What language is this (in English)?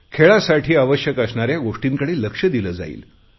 Marathi